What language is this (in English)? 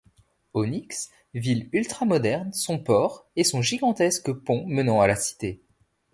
French